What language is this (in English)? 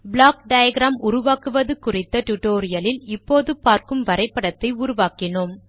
Tamil